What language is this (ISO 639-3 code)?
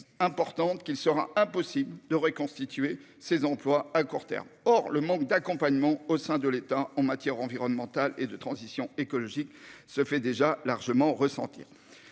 fra